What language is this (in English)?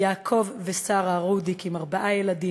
Hebrew